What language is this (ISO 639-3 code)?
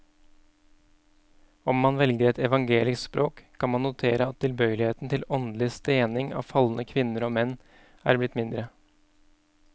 nor